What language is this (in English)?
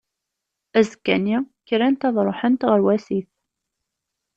Kabyle